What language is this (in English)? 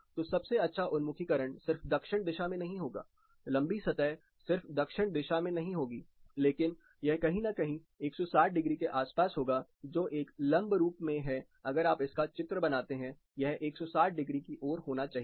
Hindi